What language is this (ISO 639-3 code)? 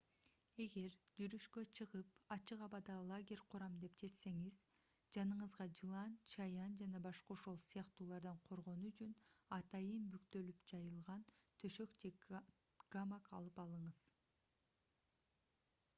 kir